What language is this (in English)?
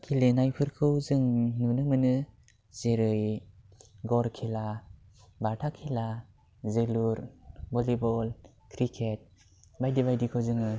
Bodo